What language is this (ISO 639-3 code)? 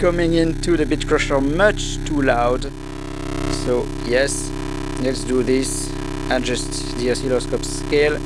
eng